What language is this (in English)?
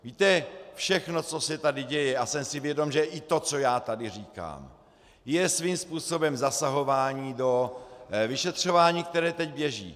Czech